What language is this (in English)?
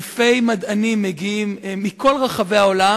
Hebrew